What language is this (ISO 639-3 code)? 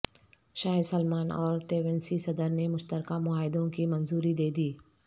urd